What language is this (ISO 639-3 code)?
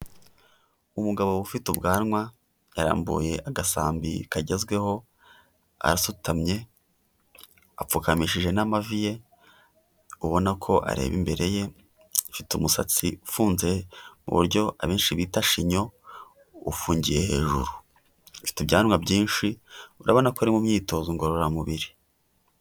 kin